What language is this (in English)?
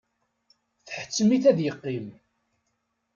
Kabyle